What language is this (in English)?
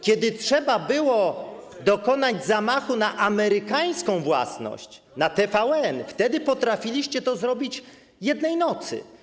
Polish